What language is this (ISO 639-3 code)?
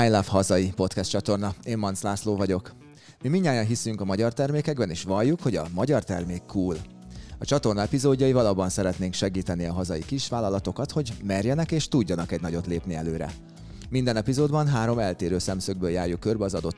hun